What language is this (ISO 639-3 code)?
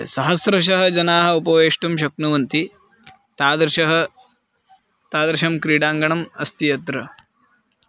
san